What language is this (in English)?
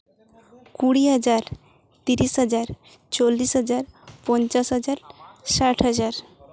Santali